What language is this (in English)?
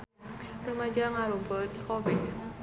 Sundanese